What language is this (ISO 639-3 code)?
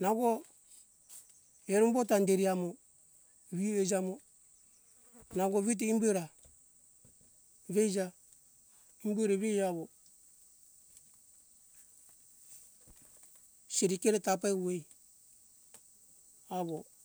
hkk